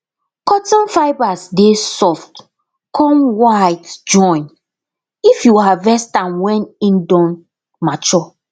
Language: Nigerian Pidgin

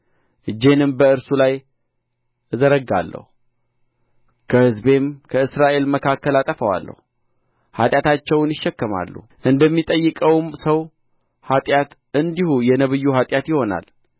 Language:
Amharic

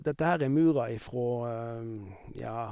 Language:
Norwegian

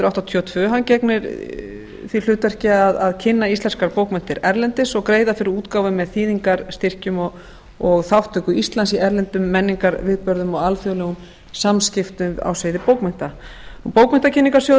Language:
Icelandic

